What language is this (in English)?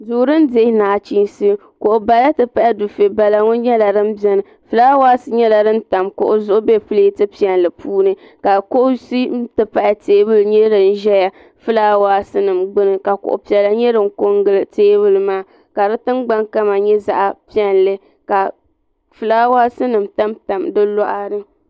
Dagbani